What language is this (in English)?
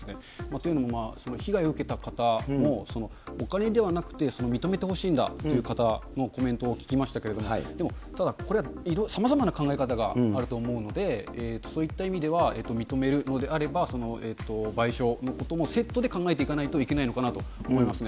Japanese